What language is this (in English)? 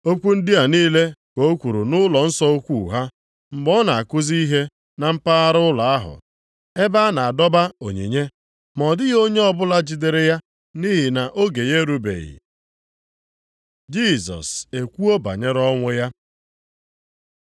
Igbo